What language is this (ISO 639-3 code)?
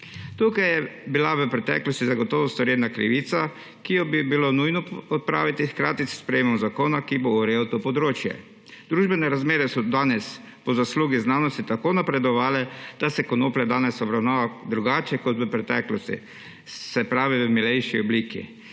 slv